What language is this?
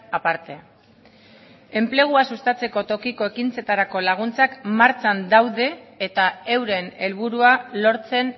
Basque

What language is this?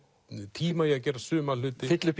Icelandic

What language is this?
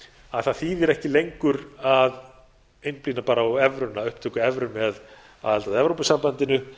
Icelandic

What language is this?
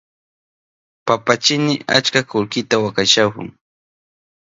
Southern Pastaza Quechua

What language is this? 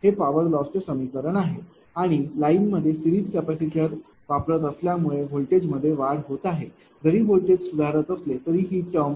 Marathi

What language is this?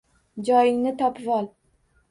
Uzbek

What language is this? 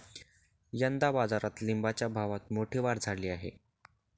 Marathi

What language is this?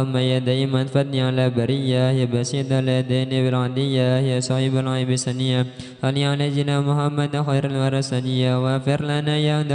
Indonesian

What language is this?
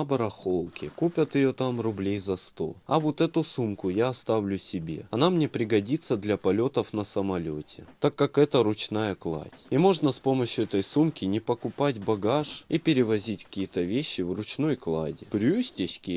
Russian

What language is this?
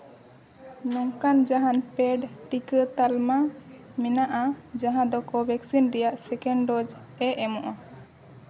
Santali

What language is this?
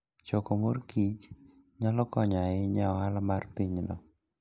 Luo (Kenya and Tanzania)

